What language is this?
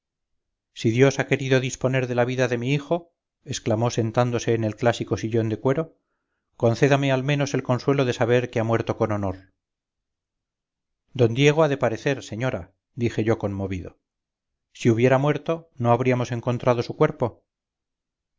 Spanish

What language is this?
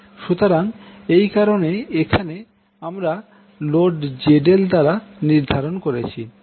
Bangla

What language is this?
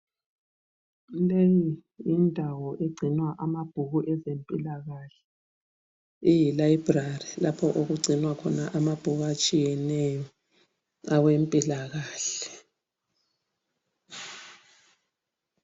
North Ndebele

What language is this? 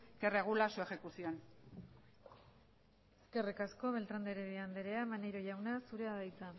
Basque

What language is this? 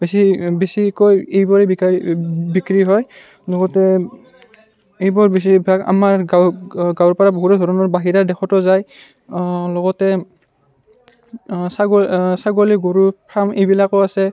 Assamese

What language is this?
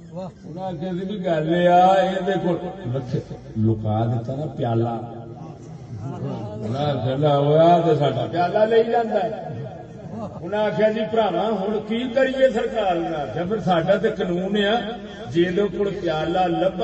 Urdu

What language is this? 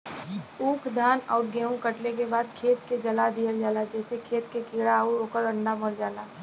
Bhojpuri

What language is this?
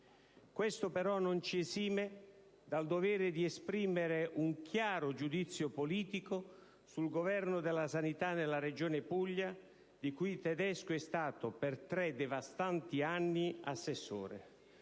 Italian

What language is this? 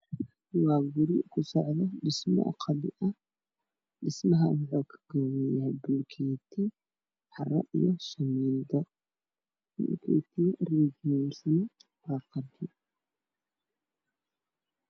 Somali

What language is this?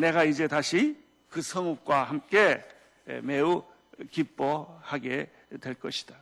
Korean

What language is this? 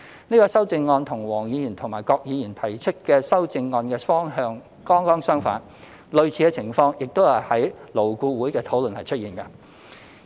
Cantonese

